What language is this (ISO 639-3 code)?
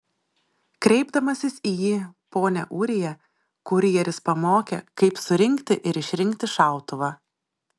lit